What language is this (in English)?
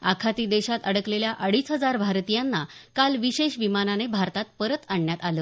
Marathi